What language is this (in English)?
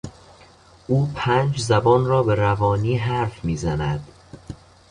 Persian